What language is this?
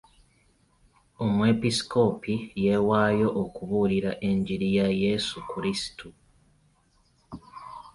Ganda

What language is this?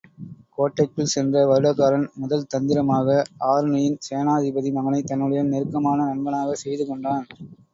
Tamil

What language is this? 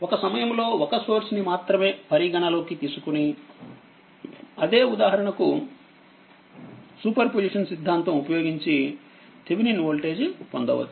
Telugu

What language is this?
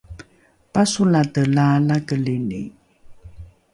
Rukai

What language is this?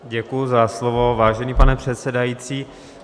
Czech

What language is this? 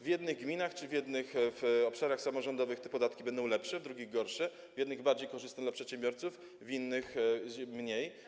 Polish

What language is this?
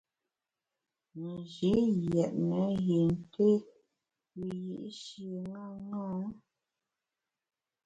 Bamun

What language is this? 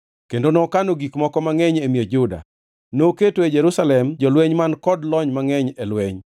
Luo (Kenya and Tanzania)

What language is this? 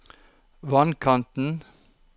Norwegian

